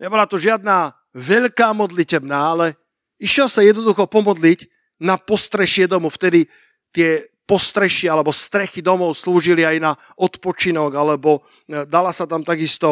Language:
Slovak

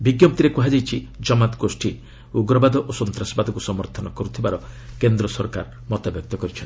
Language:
Odia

